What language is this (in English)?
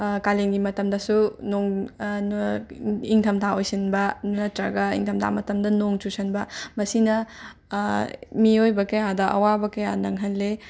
Manipuri